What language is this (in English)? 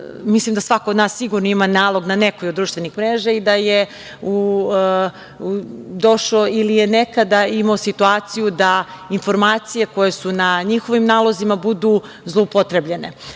Serbian